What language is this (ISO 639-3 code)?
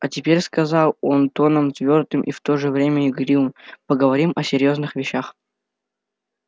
rus